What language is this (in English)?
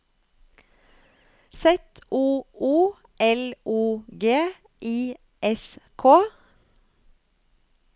Norwegian